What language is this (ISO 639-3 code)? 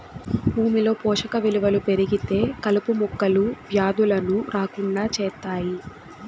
tel